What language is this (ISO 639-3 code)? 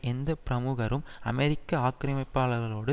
tam